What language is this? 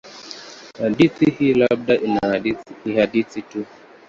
Swahili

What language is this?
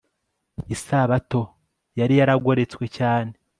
Kinyarwanda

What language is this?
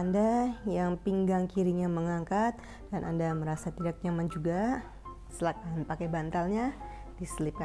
Indonesian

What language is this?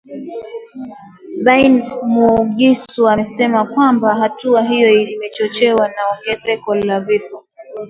Swahili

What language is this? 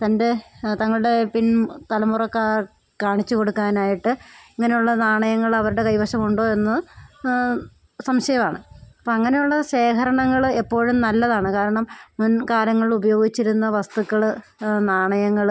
Malayalam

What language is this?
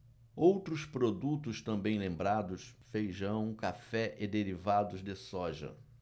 Portuguese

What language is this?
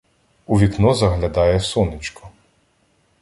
Ukrainian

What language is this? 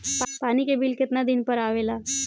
Bhojpuri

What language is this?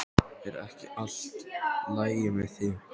Icelandic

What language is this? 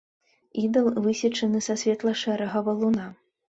Belarusian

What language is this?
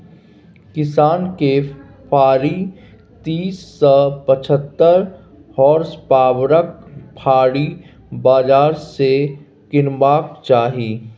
Maithili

